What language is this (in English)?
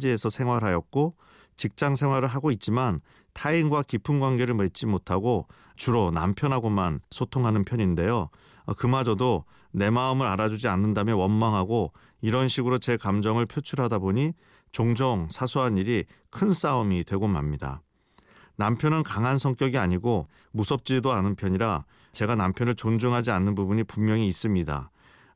Korean